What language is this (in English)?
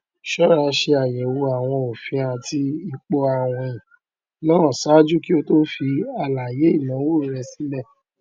Yoruba